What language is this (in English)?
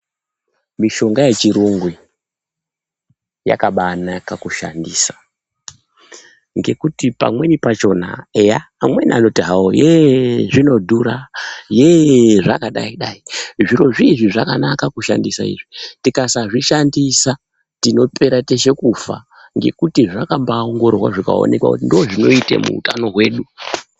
Ndau